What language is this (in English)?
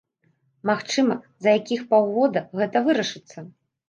Belarusian